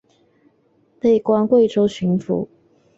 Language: Chinese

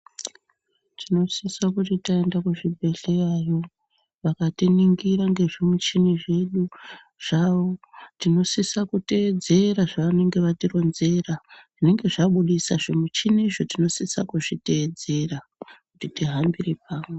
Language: Ndau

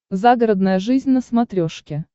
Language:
Russian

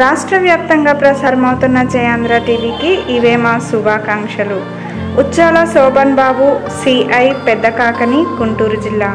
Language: Romanian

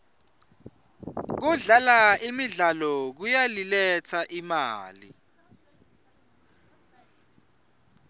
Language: Swati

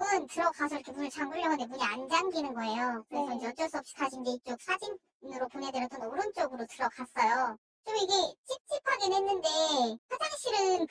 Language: Korean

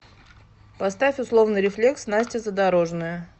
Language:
Russian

